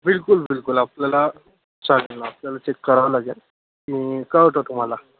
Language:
Marathi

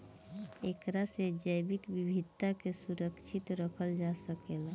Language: Bhojpuri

